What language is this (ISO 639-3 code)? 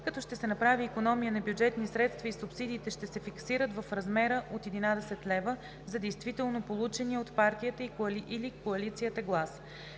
bul